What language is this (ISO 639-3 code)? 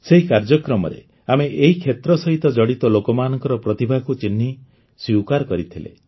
ori